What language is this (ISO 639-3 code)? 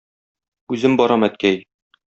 tat